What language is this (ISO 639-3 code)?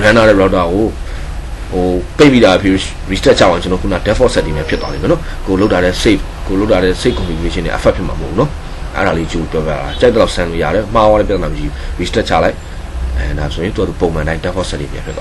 kor